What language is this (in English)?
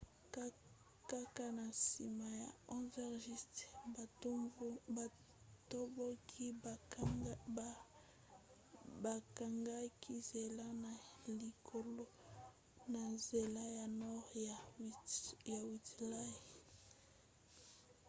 Lingala